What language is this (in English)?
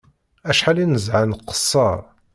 Kabyle